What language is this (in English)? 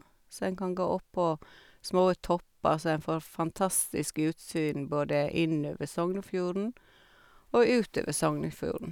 Norwegian